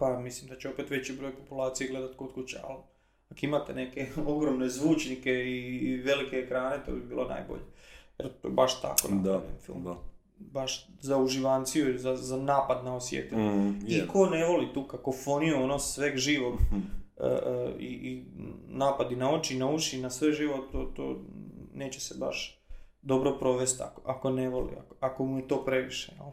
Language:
Croatian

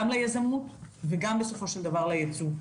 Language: Hebrew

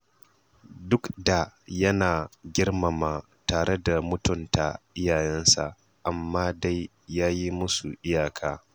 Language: Hausa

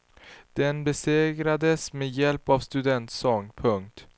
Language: Swedish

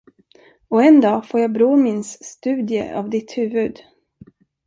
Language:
Swedish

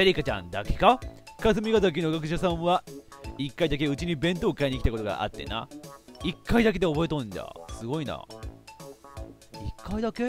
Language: Japanese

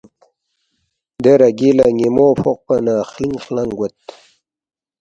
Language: Balti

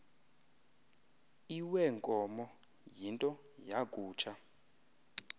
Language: Xhosa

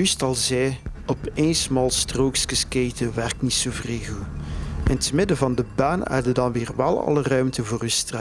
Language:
Dutch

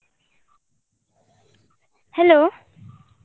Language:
Kannada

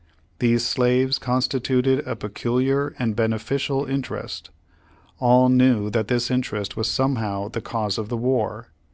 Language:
English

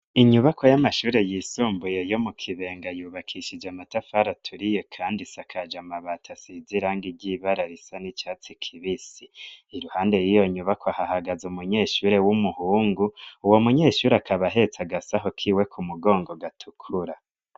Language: Rundi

